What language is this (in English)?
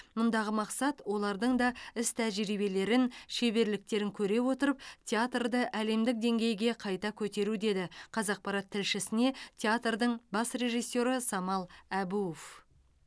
Kazakh